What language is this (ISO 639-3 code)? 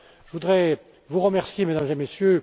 fra